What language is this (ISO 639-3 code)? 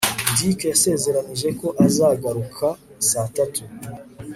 kin